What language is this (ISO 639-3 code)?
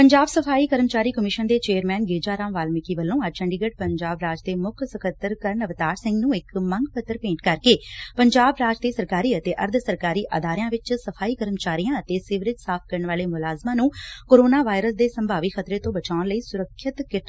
pan